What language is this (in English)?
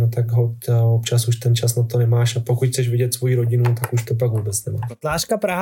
Czech